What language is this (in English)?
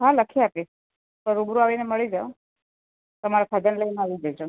Gujarati